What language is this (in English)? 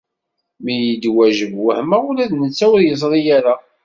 Kabyle